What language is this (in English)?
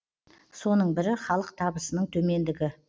Kazakh